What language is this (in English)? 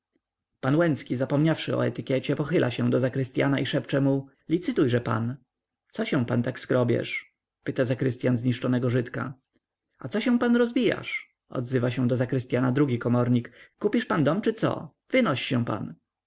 Polish